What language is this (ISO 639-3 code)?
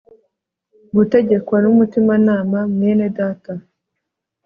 kin